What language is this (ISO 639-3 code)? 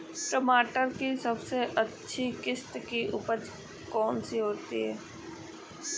hin